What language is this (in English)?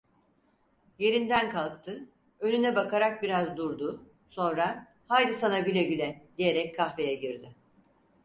Turkish